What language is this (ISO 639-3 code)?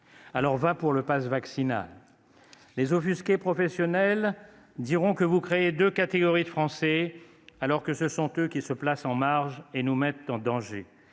fra